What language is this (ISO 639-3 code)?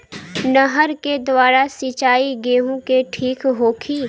bho